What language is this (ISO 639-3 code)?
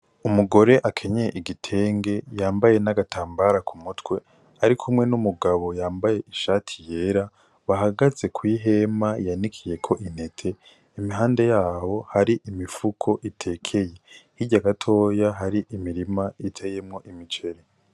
run